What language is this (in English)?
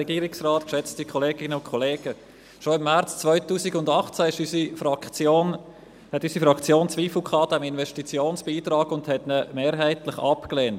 Swiss German